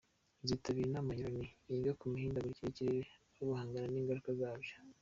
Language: Kinyarwanda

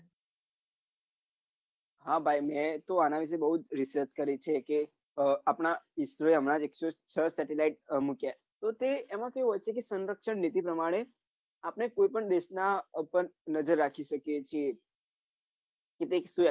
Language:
Gujarati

